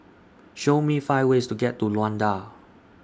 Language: English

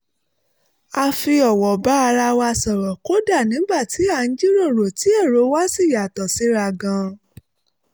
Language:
Yoruba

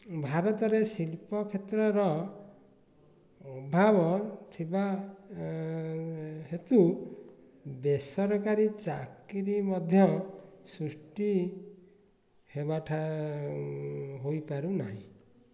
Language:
Odia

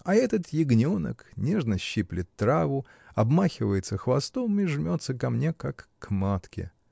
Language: Russian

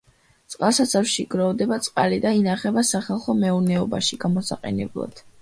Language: Georgian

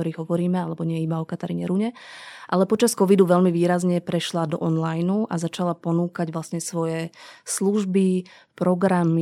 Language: Slovak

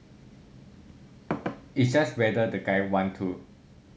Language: English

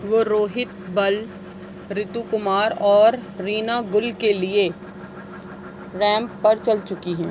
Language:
Urdu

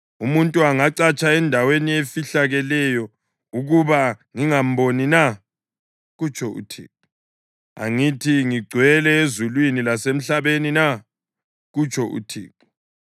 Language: North Ndebele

